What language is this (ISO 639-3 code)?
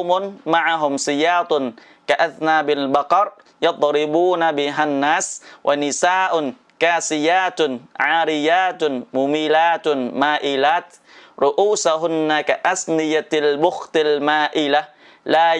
vie